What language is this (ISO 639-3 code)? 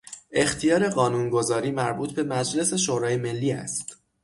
fas